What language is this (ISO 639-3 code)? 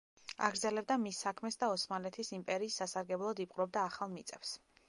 kat